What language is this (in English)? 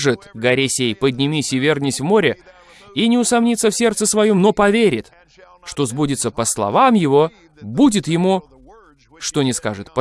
Russian